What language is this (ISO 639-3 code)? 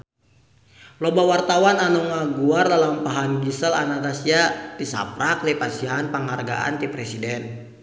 sun